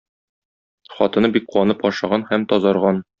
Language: Tatar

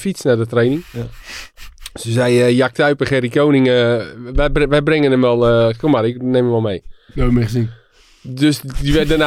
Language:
Dutch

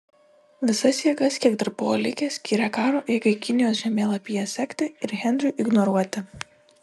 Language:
Lithuanian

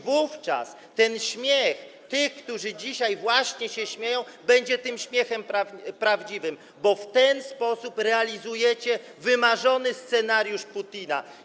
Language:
Polish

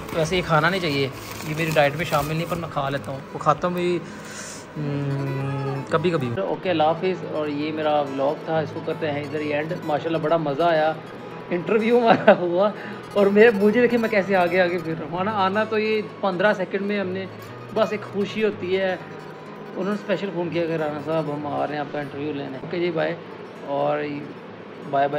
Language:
Hindi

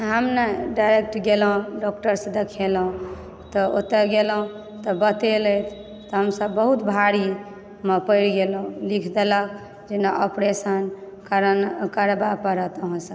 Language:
Maithili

